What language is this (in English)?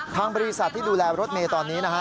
Thai